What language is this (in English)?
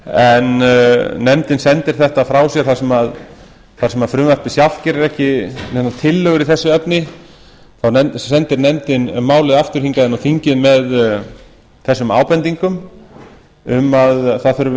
Icelandic